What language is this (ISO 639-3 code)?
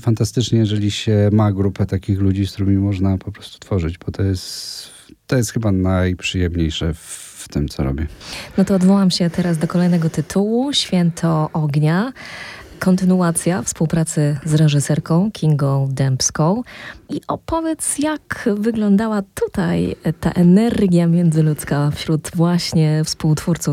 pol